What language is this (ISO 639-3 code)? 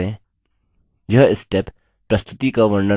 hin